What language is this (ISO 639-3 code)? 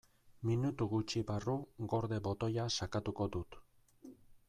eus